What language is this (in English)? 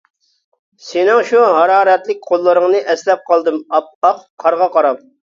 Uyghur